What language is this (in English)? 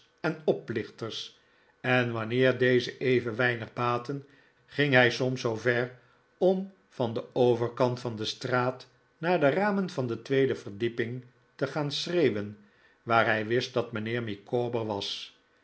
Dutch